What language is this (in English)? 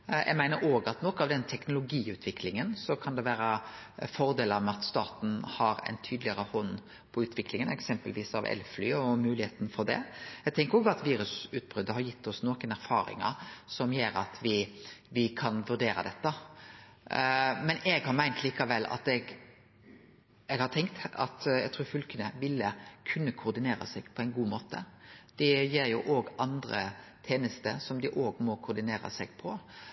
Norwegian Nynorsk